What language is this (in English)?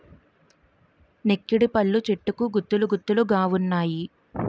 Telugu